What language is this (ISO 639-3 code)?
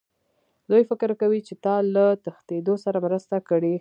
pus